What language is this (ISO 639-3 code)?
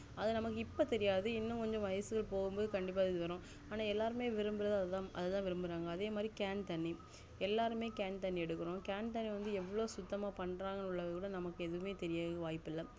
tam